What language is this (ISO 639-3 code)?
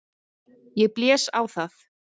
isl